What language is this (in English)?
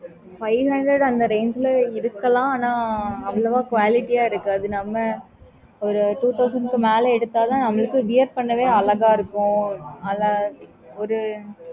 Tamil